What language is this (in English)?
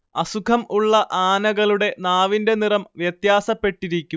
Malayalam